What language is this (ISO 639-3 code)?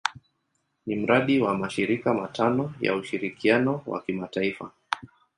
swa